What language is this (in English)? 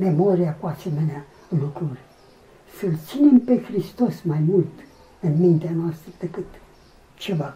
Romanian